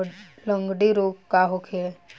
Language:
Bhojpuri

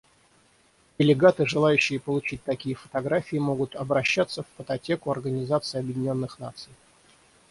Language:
Russian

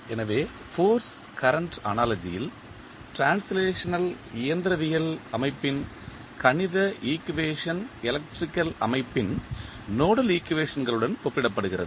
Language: Tamil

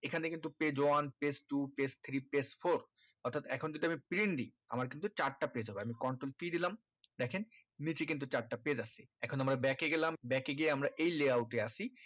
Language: Bangla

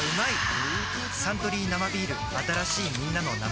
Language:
Japanese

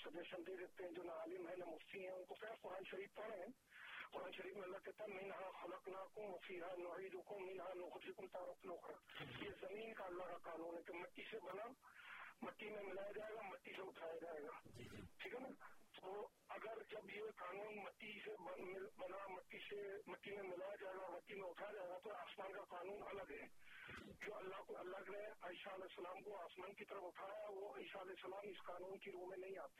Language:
Urdu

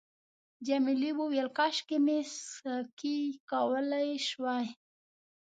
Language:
Pashto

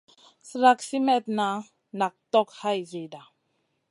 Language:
Masana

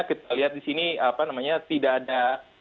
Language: Indonesian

